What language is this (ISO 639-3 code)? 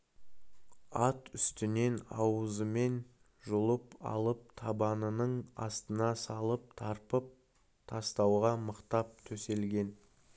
kaz